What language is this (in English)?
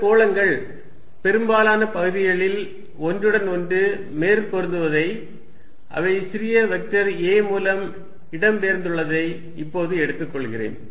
Tamil